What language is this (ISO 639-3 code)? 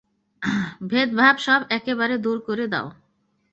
ben